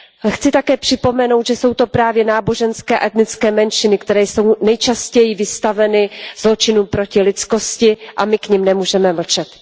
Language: Czech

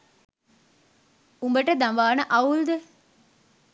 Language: Sinhala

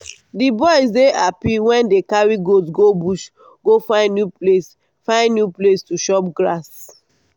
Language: Nigerian Pidgin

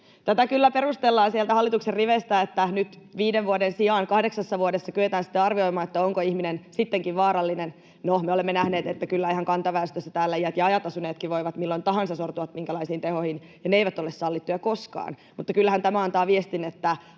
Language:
Finnish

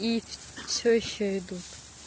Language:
Russian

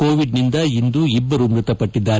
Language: Kannada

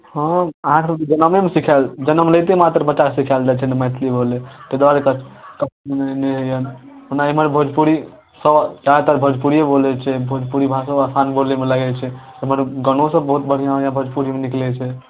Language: Maithili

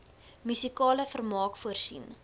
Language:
Afrikaans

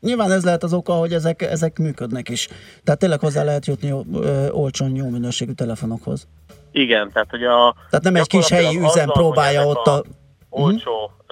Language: Hungarian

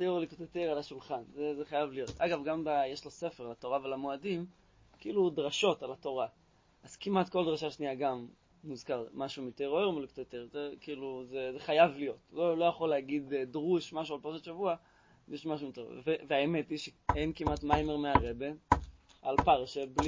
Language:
Hebrew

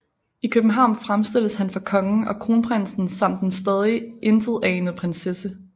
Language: Danish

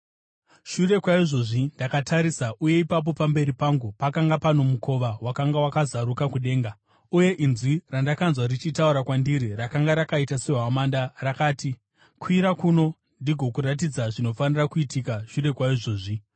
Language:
Shona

